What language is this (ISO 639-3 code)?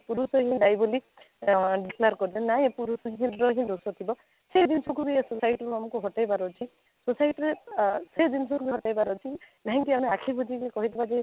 ori